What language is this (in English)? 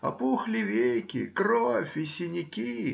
Russian